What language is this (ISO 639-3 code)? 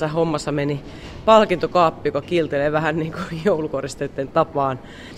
fin